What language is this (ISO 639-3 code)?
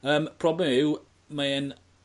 cym